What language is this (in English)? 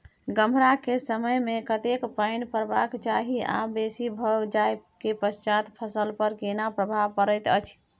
Maithili